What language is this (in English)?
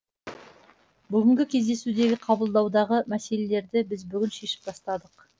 Kazakh